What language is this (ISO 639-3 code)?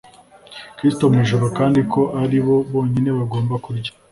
kin